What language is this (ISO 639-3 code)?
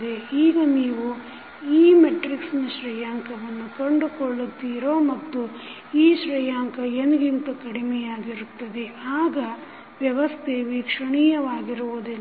kan